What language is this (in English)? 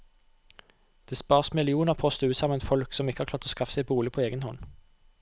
Norwegian